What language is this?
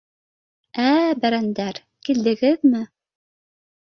Bashkir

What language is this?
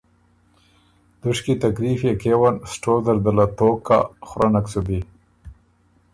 Ormuri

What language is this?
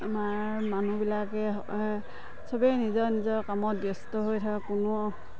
Assamese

